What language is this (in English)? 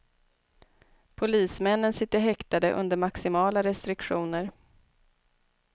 Swedish